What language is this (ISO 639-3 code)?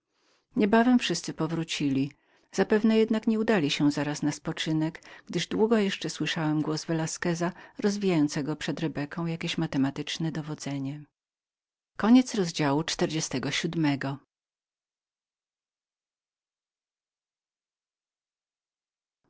pol